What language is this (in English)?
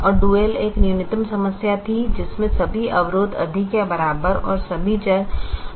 Hindi